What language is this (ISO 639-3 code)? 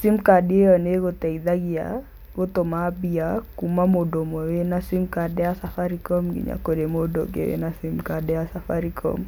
kik